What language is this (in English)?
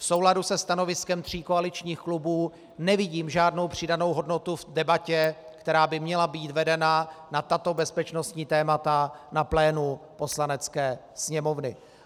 Czech